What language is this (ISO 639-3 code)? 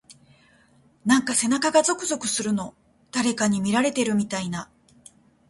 jpn